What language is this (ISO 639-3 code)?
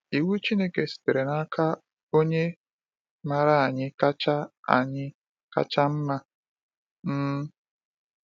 ibo